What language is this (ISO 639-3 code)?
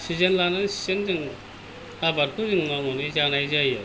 brx